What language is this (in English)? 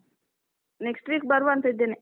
Kannada